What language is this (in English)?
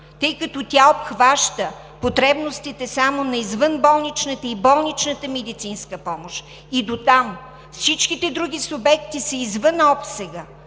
Bulgarian